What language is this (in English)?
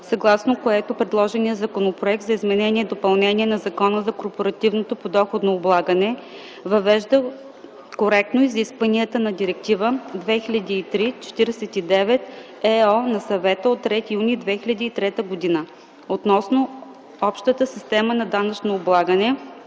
Bulgarian